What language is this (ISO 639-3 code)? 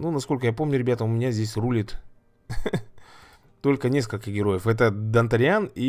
rus